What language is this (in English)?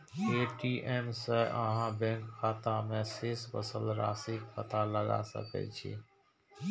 Maithili